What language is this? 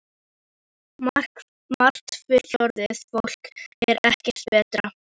Icelandic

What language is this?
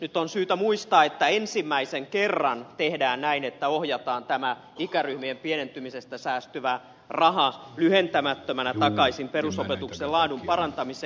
Finnish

